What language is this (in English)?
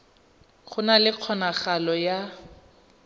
Tswana